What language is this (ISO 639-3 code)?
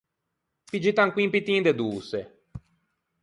lij